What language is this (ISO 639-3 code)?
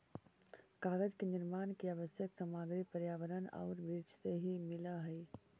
mag